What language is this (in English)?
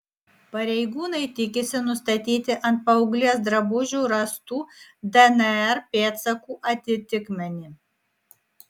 Lithuanian